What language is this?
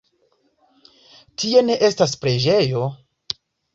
Esperanto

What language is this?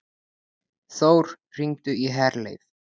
Icelandic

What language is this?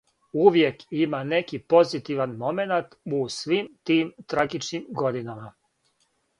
Serbian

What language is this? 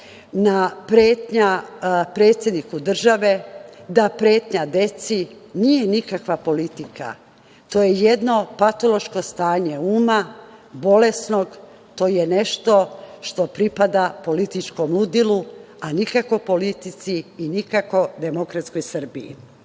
Serbian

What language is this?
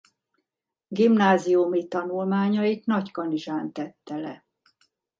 Hungarian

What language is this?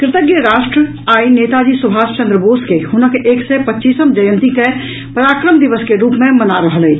Maithili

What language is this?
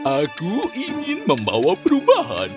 Indonesian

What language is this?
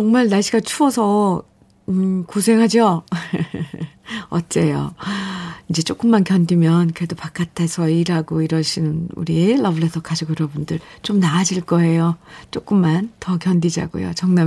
Korean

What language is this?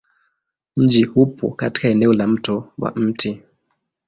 Swahili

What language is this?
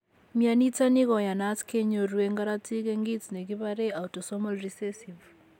Kalenjin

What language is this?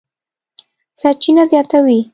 Pashto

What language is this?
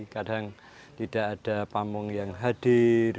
Indonesian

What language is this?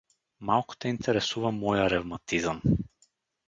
Bulgarian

